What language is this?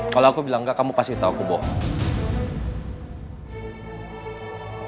Indonesian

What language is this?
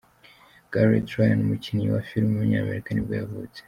Kinyarwanda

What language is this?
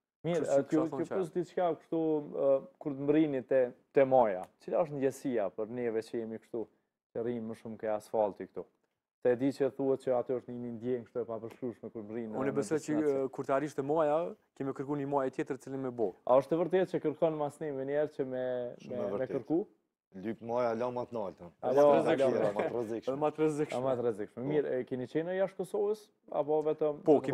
Romanian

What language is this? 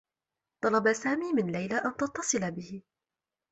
Arabic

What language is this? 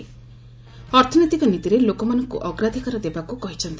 Odia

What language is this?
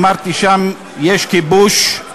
Hebrew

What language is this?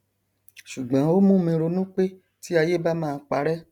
Yoruba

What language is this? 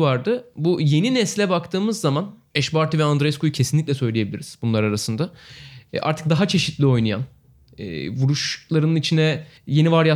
Turkish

